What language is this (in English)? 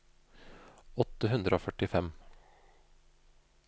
Norwegian